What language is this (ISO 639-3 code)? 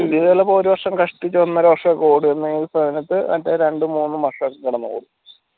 mal